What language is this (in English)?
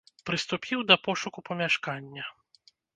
Belarusian